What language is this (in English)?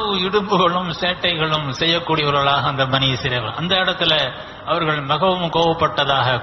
Arabic